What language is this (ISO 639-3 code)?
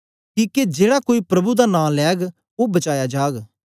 doi